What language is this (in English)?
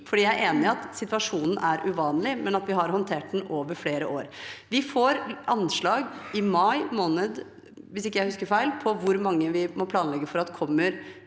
Norwegian